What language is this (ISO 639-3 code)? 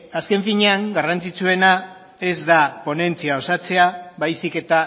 eus